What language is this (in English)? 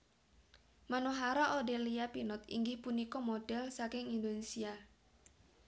Javanese